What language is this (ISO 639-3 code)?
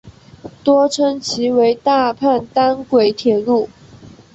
zho